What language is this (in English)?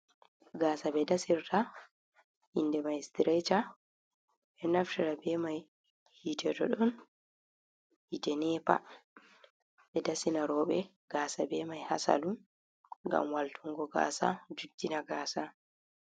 Fula